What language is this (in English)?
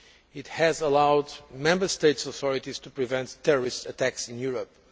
English